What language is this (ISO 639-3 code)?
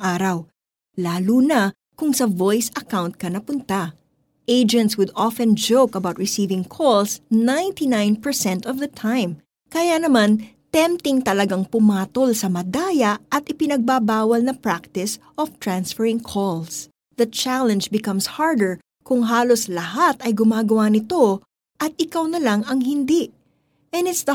fil